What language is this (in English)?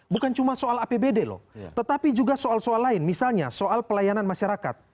Indonesian